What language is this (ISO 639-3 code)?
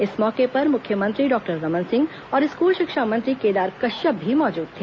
hin